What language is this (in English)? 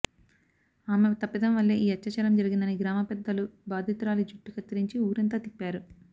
Telugu